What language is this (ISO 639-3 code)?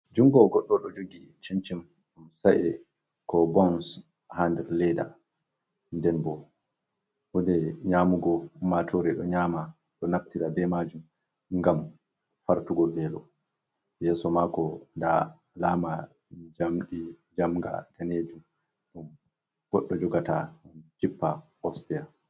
ful